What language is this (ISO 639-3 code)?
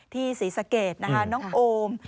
tha